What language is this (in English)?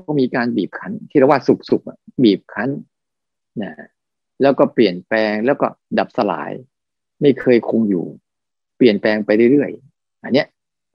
Thai